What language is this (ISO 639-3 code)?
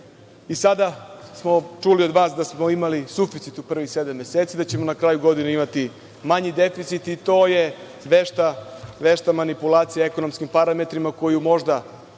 srp